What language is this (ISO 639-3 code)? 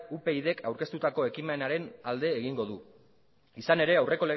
eus